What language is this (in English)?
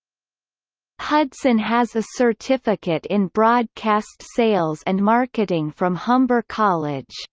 English